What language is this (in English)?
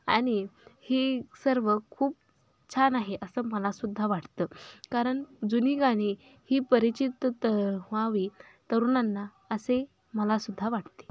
Marathi